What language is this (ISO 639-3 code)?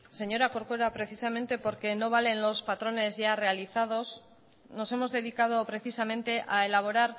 spa